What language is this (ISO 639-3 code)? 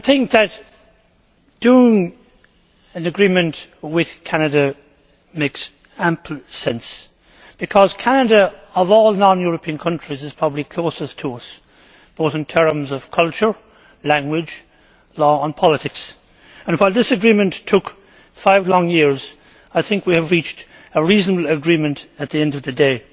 eng